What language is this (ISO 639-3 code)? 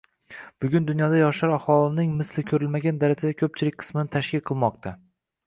uzb